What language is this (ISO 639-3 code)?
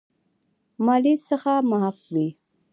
pus